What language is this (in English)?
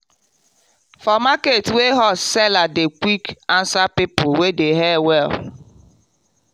Nigerian Pidgin